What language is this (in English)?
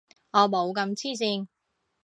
Cantonese